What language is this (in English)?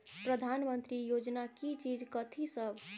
Maithili